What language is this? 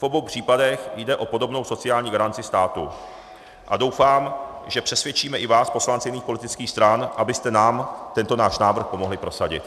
Czech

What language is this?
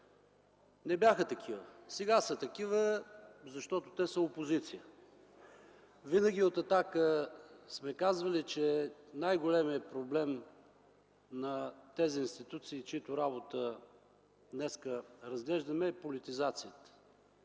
Bulgarian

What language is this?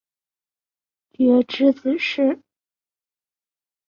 Chinese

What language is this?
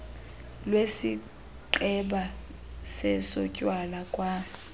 Xhosa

